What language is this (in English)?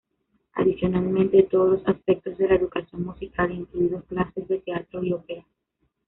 Spanish